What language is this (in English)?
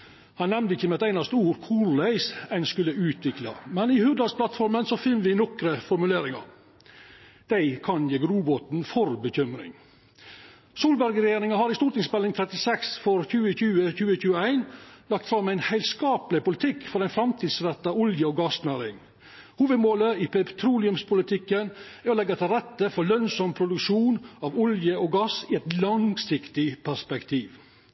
Norwegian Nynorsk